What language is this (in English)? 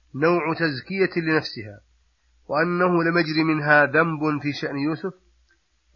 Arabic